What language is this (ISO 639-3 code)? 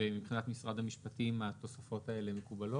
heb